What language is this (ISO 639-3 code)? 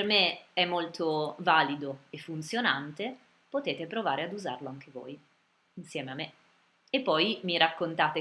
ita